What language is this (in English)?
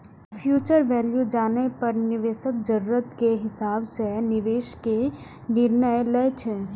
Maithili